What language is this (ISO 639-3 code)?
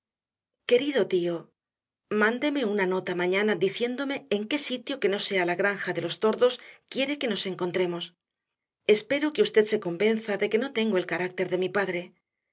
spa